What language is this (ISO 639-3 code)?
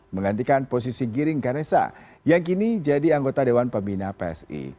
ind